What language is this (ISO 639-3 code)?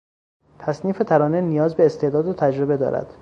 fas